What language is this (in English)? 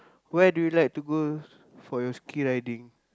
English